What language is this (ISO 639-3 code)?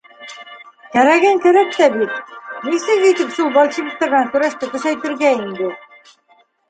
bak